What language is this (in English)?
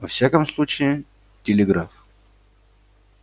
Russian